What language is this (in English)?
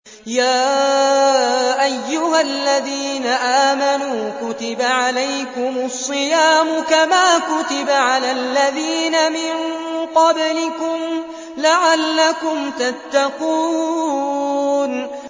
Arabic